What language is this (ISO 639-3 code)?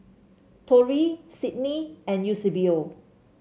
eng